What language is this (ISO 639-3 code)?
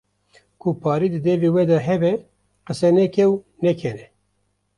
kur